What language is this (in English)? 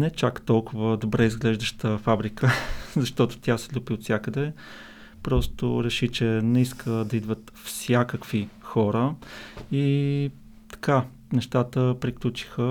Bulgarian